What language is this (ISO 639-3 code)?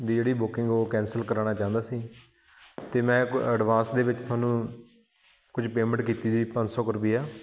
pan